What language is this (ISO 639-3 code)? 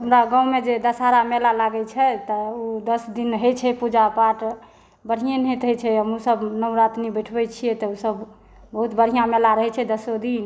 mai